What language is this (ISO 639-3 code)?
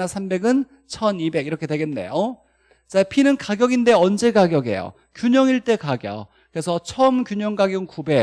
kor